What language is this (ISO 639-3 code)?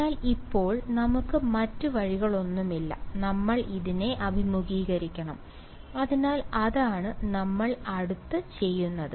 mal